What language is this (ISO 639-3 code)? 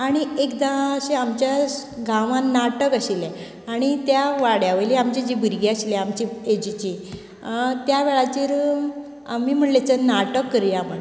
kok